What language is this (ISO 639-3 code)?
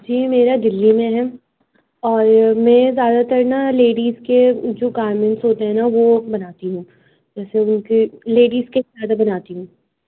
urd